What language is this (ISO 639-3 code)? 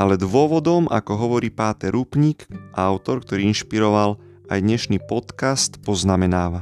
slk